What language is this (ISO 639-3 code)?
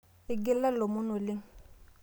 mas